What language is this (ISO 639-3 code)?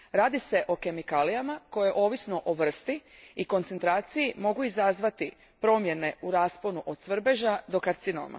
hrv